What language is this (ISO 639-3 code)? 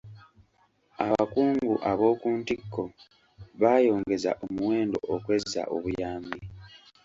lug